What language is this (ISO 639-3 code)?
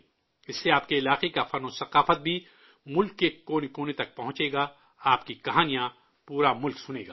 urd